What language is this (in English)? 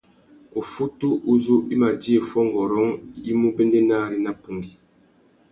Tuki